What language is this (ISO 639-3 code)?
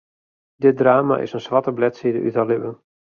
fry